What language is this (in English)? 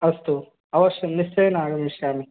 Sanskrit